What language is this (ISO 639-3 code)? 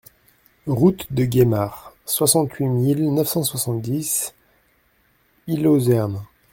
fra